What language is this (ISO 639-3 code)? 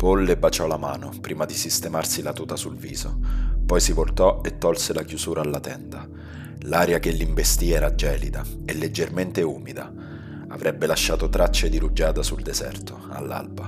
ita